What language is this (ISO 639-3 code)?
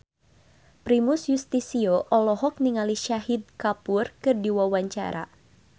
sun